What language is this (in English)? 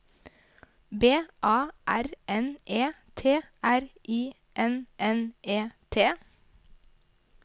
Norwegian